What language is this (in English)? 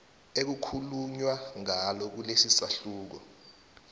South Ndebele